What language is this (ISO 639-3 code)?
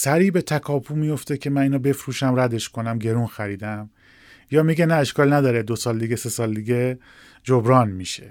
fas